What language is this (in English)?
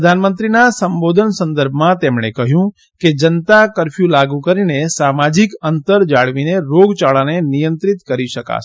Gujarati